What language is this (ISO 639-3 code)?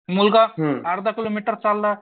mar